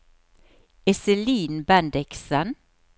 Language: Norwegian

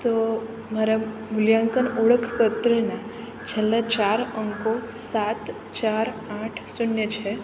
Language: Gujarati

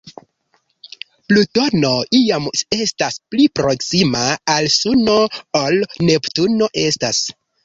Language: Esperanto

